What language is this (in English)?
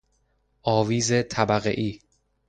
Persian